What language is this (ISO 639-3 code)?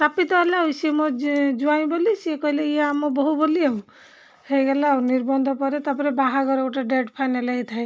ori